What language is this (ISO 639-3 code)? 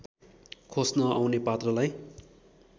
nep